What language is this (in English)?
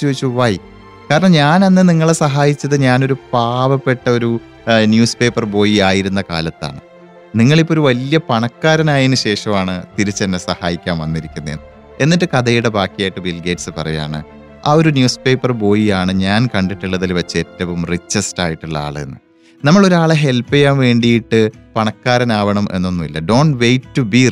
Malayalam